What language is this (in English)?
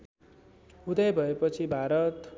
Nepali